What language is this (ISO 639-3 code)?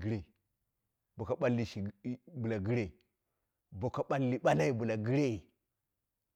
kna